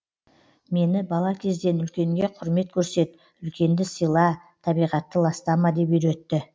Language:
Kazakh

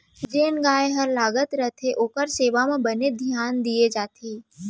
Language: Chhattisgarhi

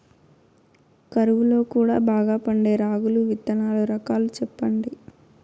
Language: Telugu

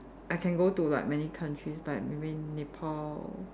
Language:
English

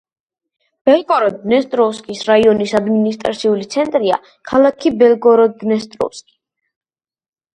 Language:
Georgian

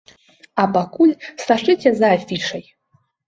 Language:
Belarusian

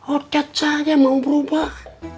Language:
Indonesian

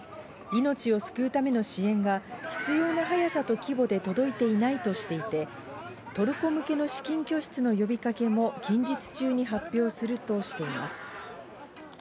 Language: Japanese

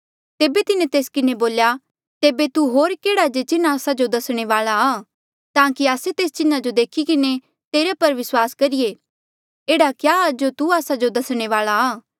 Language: Mandeali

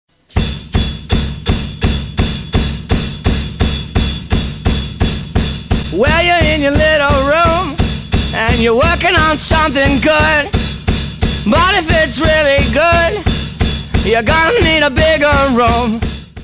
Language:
English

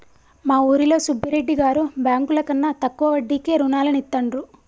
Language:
Telugu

